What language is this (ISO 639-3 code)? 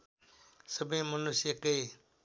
nep